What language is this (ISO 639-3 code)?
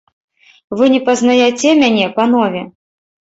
bel